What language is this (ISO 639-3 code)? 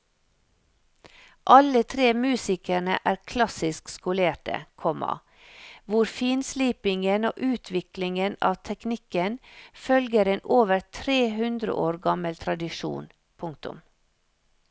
nor